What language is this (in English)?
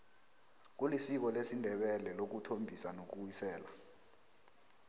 South Ndebele